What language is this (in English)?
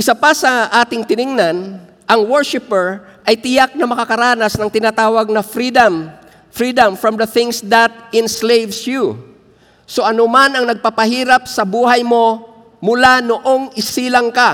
Filipino